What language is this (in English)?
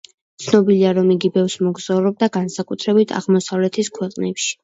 Georgian